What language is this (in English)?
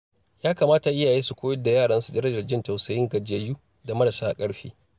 Hausa